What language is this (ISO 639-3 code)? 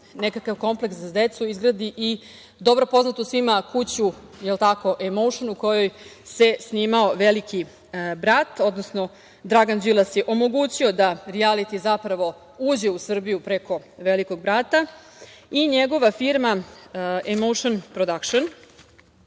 srp